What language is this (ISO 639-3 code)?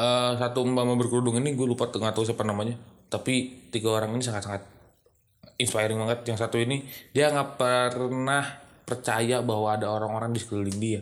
ind